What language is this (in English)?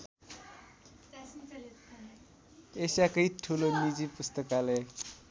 Nepali